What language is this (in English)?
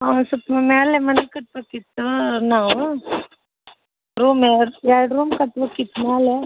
Kannada